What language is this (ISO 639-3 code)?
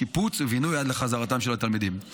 heb